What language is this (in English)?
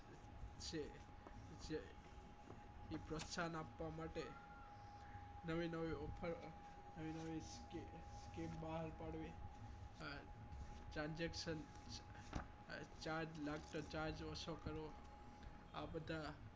Gujarati